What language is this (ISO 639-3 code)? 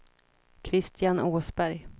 swe